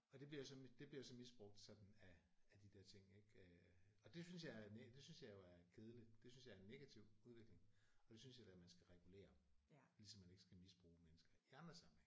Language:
Danish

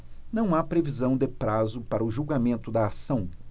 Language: Portuguese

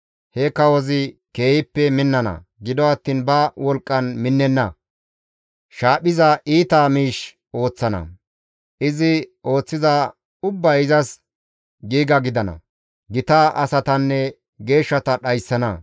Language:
Gamo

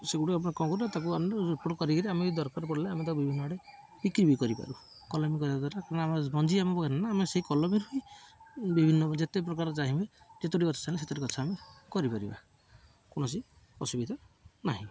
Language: Odia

